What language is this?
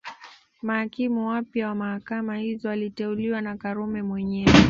Swahili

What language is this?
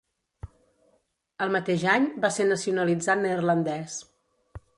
Catalan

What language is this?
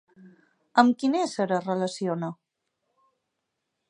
Catalan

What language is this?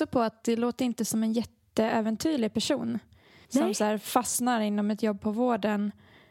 Swedish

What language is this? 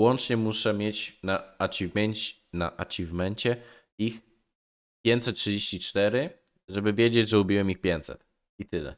Polish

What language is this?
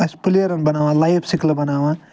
Kashmiri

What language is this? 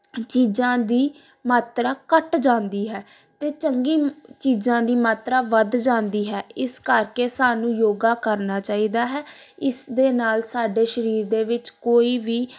Punjabi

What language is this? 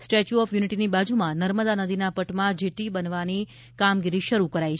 Gujarati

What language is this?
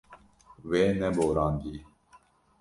Kurdish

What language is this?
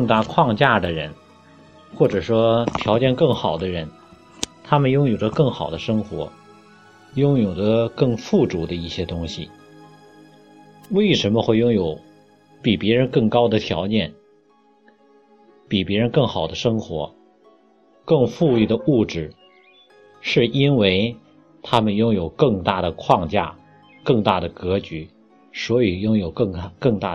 Chinese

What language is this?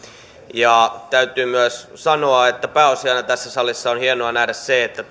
Finnish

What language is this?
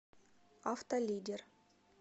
Russian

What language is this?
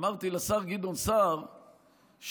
Hebrew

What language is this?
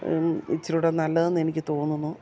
Malayalam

